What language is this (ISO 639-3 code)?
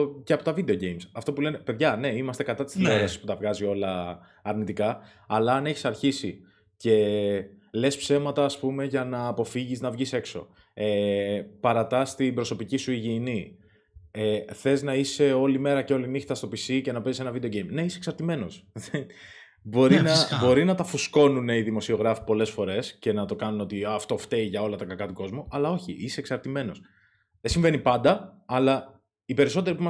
ell